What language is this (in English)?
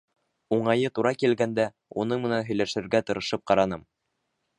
Bashkir